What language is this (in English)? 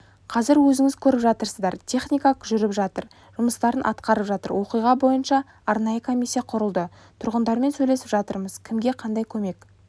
Kazakh